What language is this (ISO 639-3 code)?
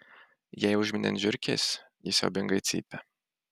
lit